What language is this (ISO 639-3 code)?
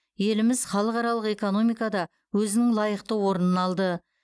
kaz